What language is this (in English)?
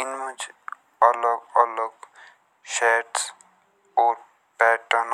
Jaunsari